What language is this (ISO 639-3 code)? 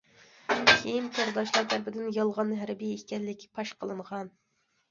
uig